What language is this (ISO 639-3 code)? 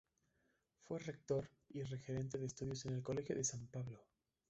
spa